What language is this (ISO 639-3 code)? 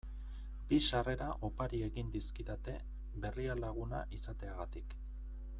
eus